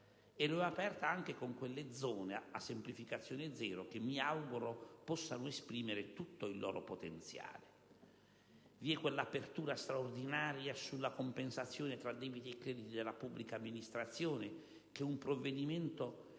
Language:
Italian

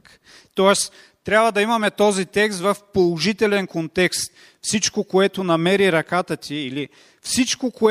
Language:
Bulgarian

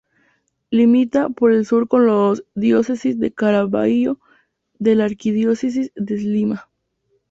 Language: Spanish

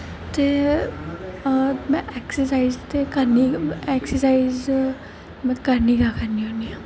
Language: Dogri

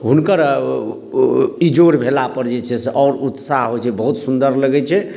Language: Maithili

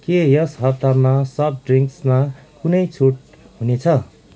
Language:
Nepali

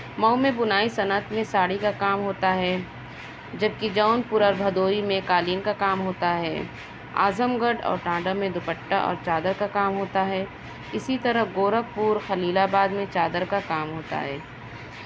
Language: Urdu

